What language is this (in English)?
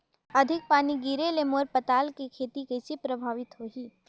Chhattisgarhi